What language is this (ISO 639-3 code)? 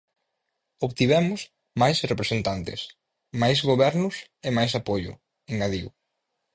glg